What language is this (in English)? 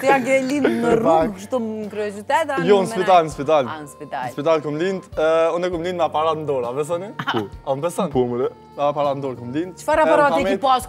Romanian